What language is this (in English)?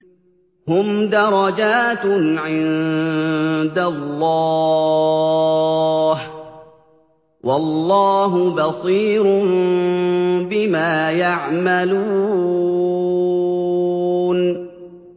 Arabic